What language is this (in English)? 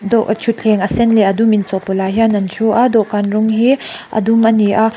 Mizo